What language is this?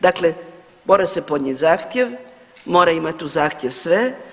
Croatian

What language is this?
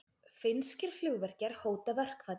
Icelandic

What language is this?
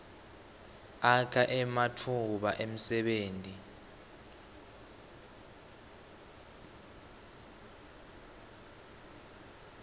Swati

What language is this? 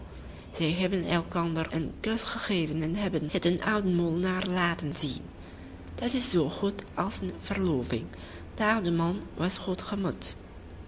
Dutch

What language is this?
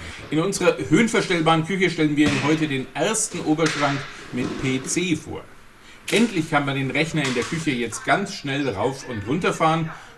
German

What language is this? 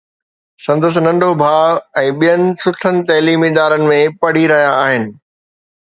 Sindhi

